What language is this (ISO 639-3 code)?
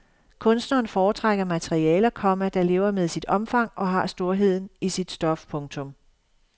dan